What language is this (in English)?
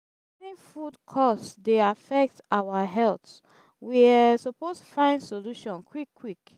Nigerian Pidgin